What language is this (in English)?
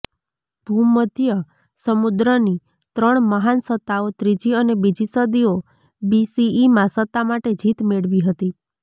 Gujarati